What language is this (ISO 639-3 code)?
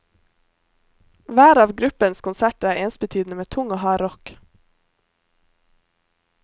nor